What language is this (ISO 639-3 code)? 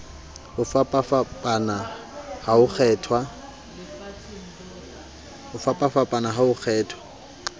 sot